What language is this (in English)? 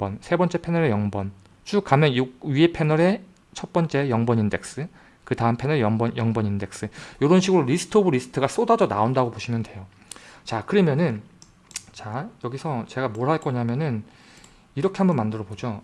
Korean